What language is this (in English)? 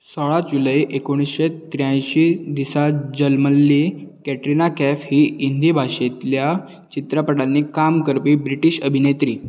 Konkani